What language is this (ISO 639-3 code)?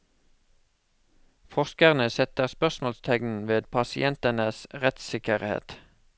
nor